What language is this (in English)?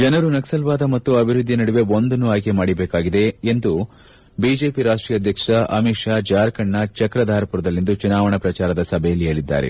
Kannada